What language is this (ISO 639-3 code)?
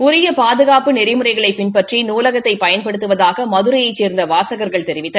tam